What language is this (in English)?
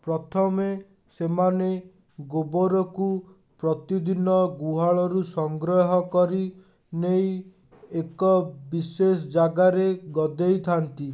Odia